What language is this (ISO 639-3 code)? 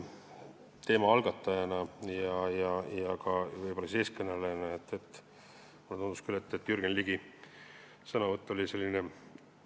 est